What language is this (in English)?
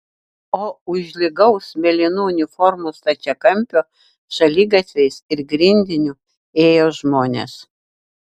Lithuanian